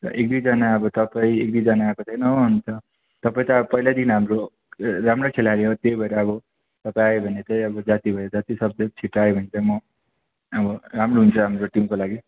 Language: Nepali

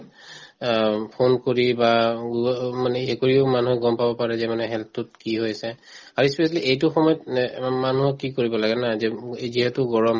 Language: Assamese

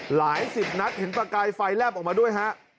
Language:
Thai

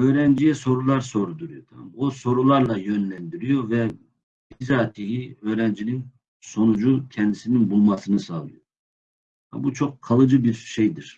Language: Turkish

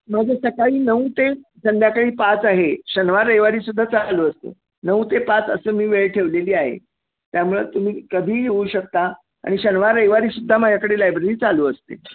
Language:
Marathi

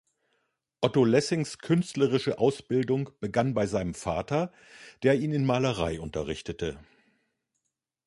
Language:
German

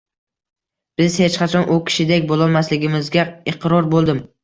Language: Uzbek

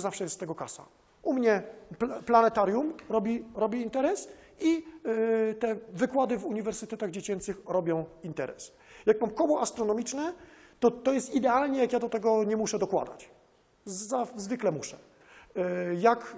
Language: Polish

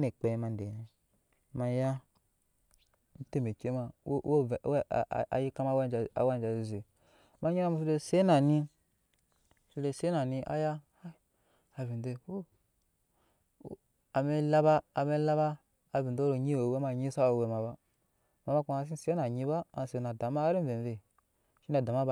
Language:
Nyankpa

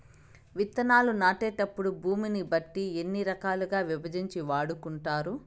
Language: Telugu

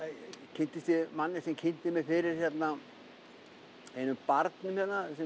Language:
Icelandic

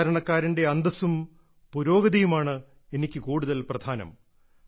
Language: Malayalam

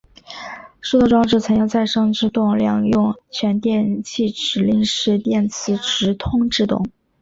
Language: Chinese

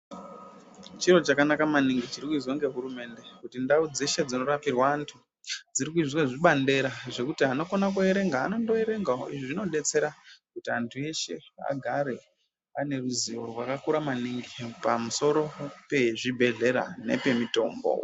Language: Ndau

